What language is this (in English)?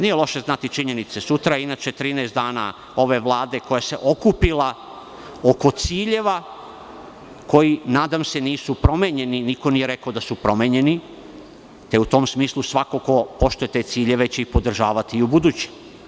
Serbian